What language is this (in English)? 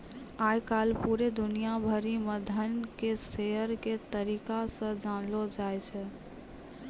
Maithili